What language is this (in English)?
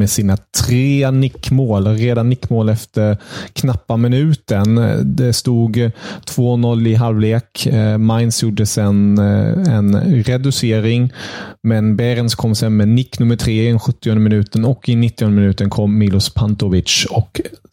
Swedish